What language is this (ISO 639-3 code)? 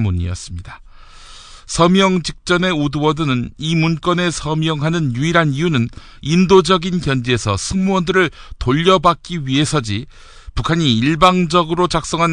kor